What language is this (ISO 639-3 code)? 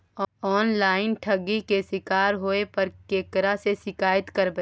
mai